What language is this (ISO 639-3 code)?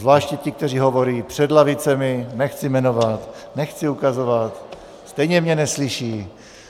ces